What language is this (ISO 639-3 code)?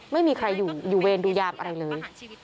tha